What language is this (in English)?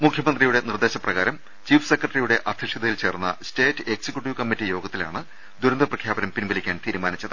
Malayalam